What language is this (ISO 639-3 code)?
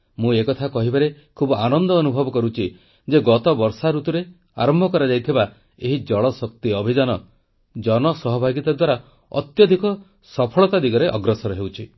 ori